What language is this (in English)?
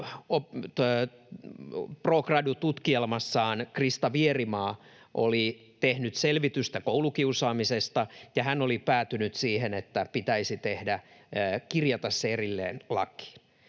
Finnish